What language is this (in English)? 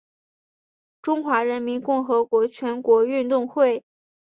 Chinese